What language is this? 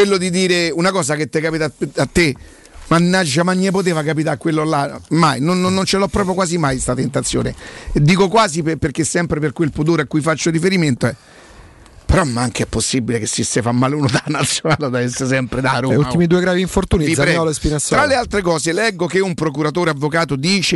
Italian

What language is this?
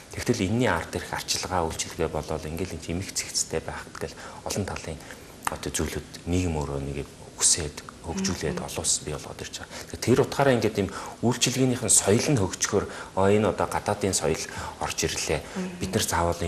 Romanian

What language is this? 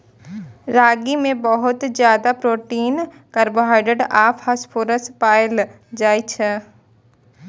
Maithili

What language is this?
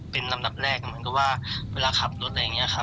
Thai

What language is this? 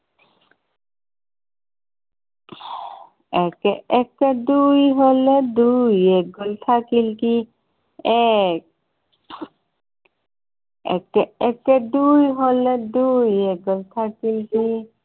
Assamese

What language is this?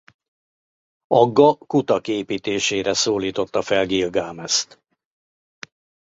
Hungarian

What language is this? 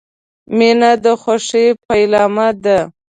Pashto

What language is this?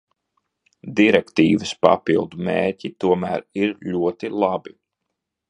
Latvian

